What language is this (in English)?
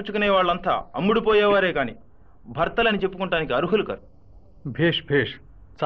Telugu